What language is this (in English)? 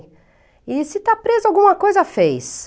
Portuguese